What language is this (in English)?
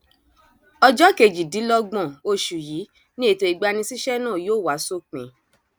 Yoruba